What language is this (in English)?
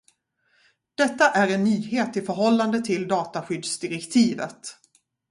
Swedish